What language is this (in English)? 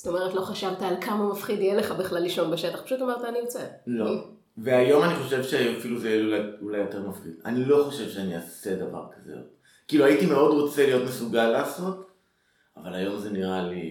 Hebrew